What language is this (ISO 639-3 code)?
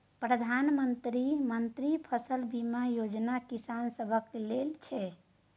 mai